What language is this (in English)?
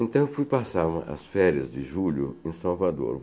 Portuguese